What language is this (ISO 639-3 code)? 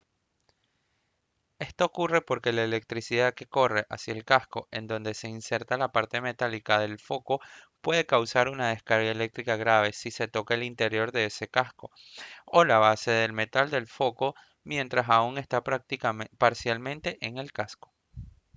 spa